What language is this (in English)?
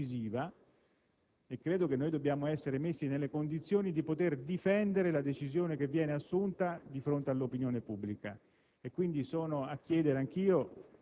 Italian